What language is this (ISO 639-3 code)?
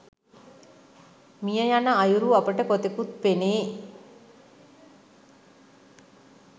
sin